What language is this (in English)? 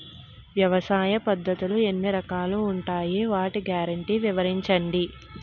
Telugu